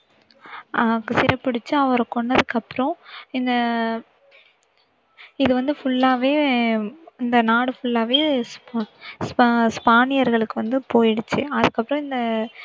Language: Tamil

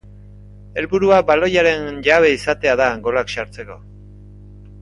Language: Basque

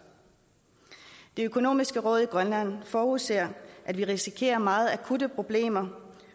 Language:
Danish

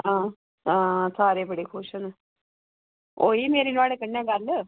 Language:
Dogri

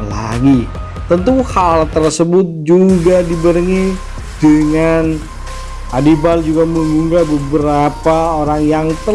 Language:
Indonesian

